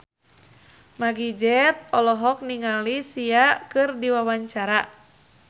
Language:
Sundanese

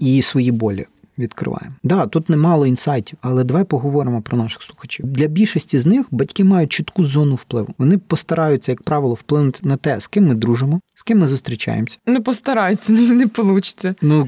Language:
Ukrainian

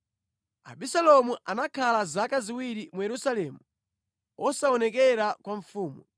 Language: Nyanja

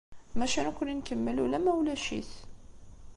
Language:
Kabyle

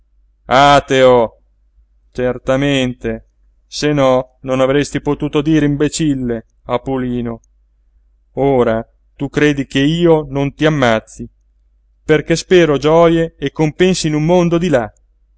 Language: Italian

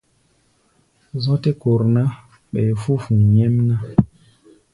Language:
Gbaya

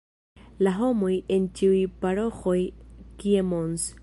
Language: Esperanto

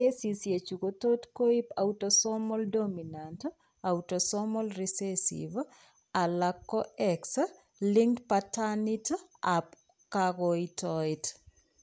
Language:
Kalenjin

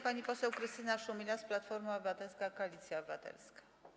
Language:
Polish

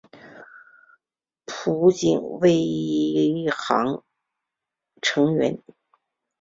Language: Chinese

